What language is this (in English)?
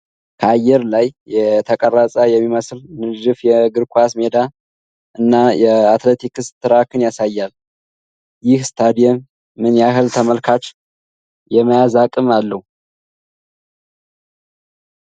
Amharic